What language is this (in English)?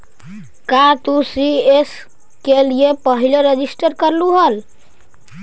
Magahi